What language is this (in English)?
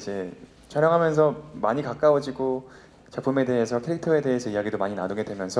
Korean